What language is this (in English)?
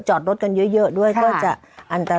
Thai